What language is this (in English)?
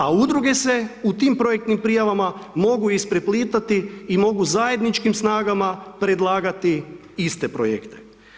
Croatian